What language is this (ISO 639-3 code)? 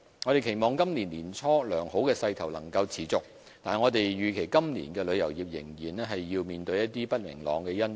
yue